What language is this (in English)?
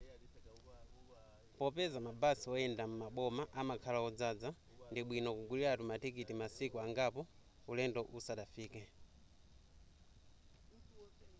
Nyanja